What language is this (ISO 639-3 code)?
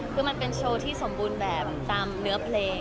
tha